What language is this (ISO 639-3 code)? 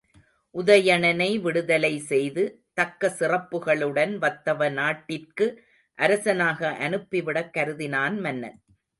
tam